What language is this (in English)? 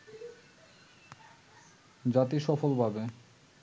Bangla